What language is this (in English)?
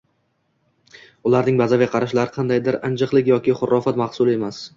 Uzbek